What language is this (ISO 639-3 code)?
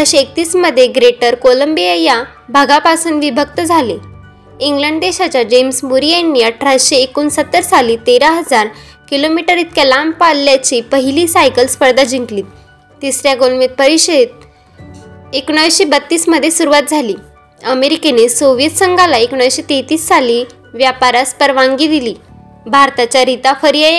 mar